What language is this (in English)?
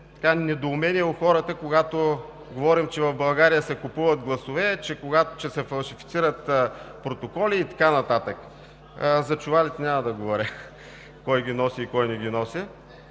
Bulgarian